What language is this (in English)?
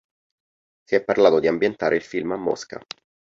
Italian